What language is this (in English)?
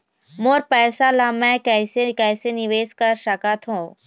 Chhattisgarhi